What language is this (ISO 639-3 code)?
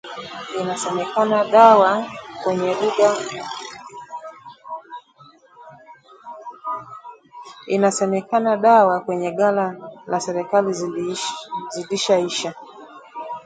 swa